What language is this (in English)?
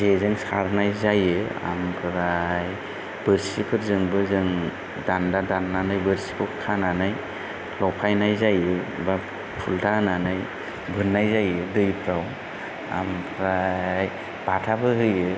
Bodo